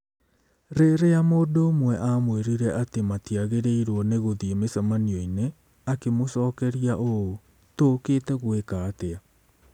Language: Kikuyu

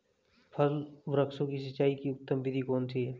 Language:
Hindi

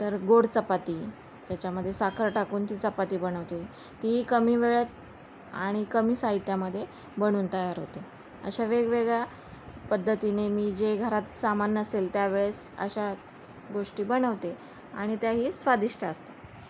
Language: Marathi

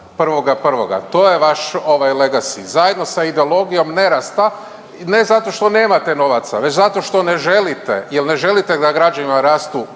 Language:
Croatian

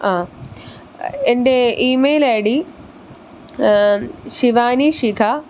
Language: Malayalam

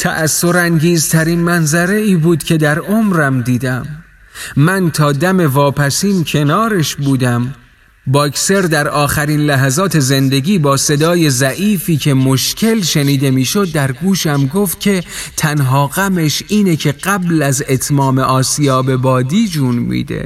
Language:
Persian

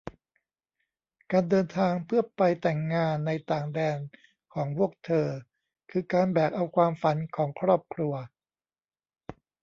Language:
Thai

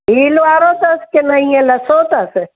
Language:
Sindhi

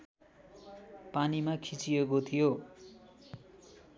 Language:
Nepali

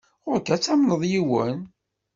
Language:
Kabyle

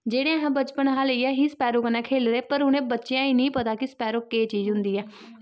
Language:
Dogri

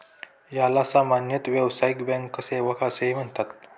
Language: Marathi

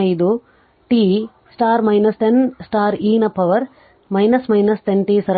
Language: Kannada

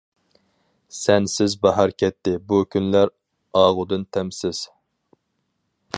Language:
Uyghur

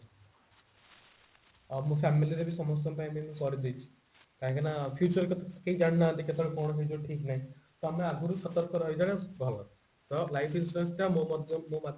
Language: Odia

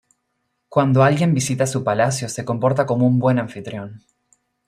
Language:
Spanish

